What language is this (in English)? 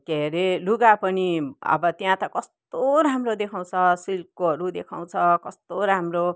Nepali